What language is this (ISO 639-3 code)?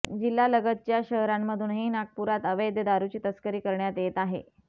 mar